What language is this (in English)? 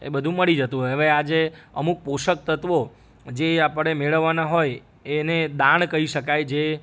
Gujarati